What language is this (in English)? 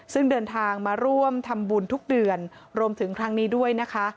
Thai